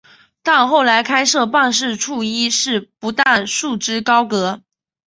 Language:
Chinese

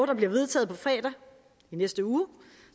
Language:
Danish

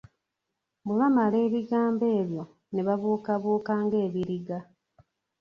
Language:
Ganda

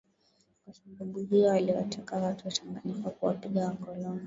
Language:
Swahili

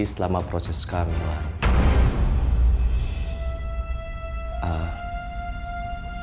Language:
Indonesian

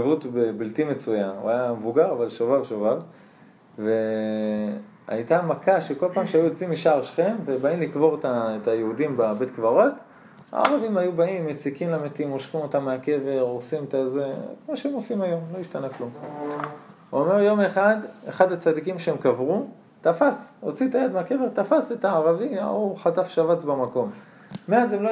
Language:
Hebrew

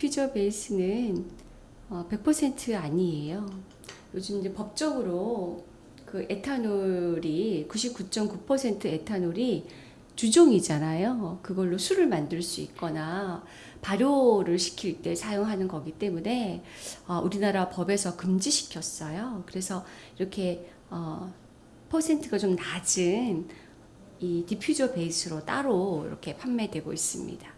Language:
Korean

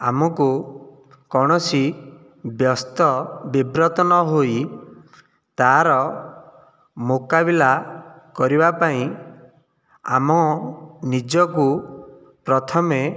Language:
Odia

